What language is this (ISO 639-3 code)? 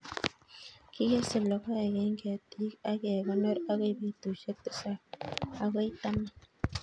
kln